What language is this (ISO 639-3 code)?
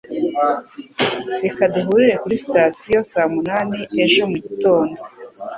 kin